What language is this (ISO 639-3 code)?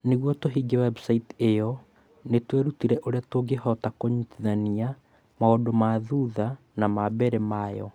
kik